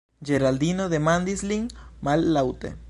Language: Esperanto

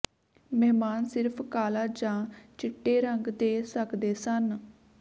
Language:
Punjabi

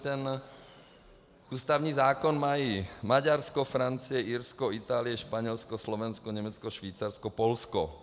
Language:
Czech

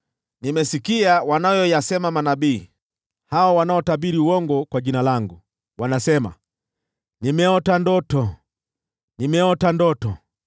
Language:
Swahili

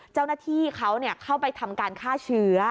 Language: Thai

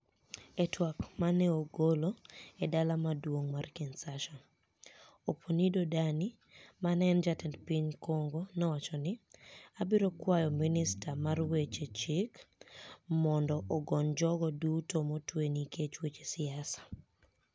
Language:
Luo (Kenya and Tanzania)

